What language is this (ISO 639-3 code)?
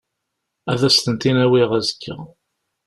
kab